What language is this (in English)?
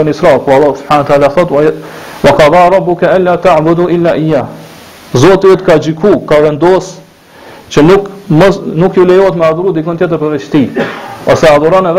Romanian